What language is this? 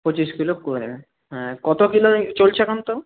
Bangla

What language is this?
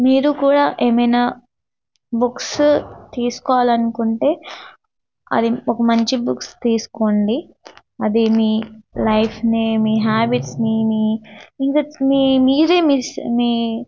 Telugu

